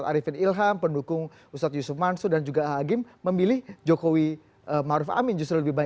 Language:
Indonesian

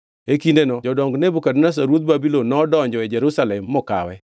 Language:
Luo (Kenya and Tanzania)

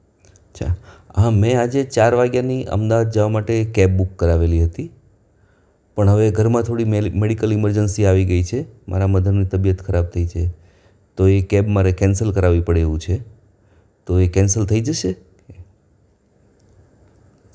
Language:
Gujarati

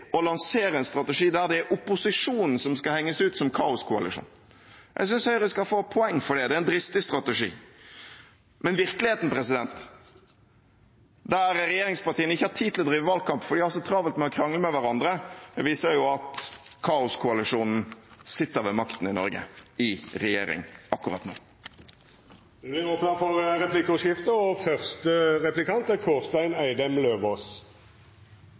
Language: Norwegian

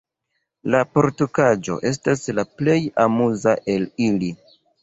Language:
Esperanto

